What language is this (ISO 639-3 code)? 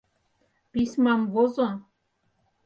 chm